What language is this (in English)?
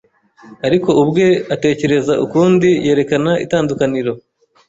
Kinyarwanda